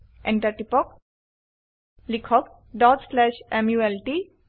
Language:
Assamese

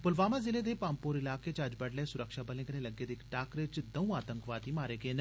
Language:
Dogri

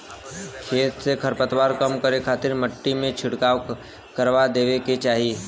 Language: Bhojpuri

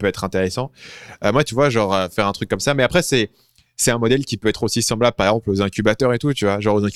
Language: French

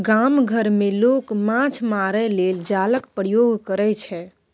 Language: Maithili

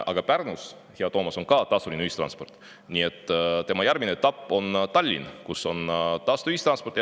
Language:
Estonian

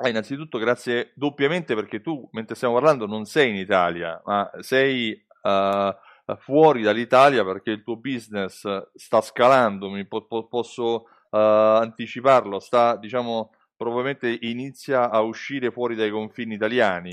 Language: Italian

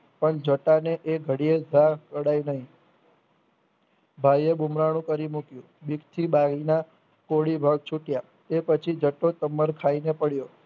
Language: Gujarati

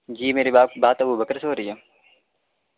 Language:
Urdu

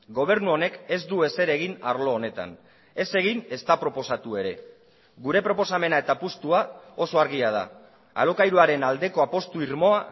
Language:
Basque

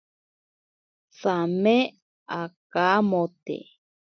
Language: Ashéninka Perené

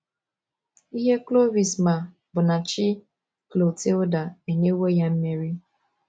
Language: Igbo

